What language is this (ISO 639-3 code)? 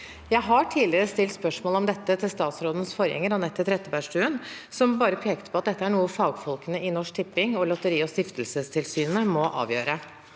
nor